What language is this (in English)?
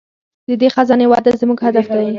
Pashto